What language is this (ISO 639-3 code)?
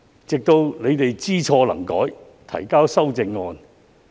yue